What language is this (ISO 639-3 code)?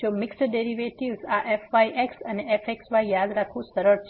guj